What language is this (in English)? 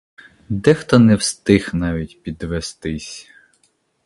Ukrainian